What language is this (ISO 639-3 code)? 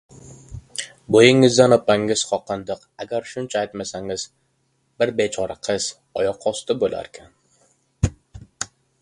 uzb